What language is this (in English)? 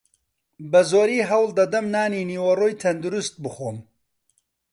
Central Kurdish